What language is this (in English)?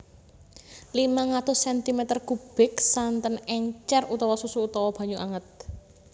Javanese